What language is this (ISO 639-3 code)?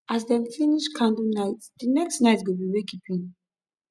pcm